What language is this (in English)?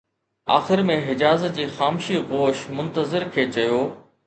Sindhi